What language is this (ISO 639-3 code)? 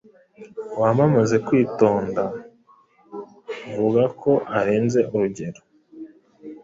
kin